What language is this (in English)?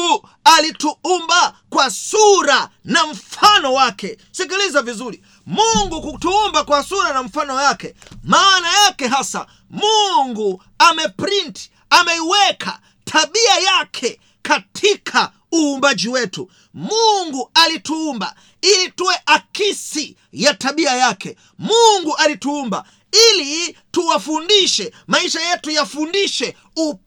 Swahili